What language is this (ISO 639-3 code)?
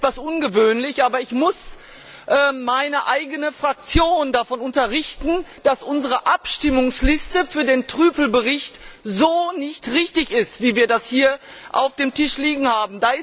deu